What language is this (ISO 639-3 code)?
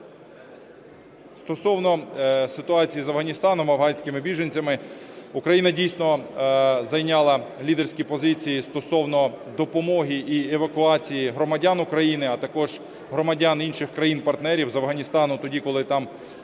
ukr